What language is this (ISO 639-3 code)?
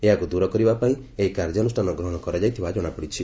ori